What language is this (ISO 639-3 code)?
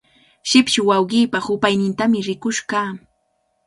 qvl